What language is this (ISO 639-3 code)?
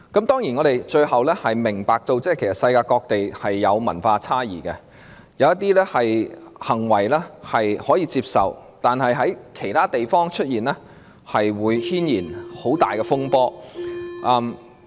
yue